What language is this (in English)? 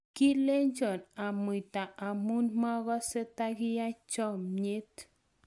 Kalenjin